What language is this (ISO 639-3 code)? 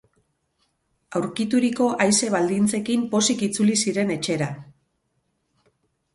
eus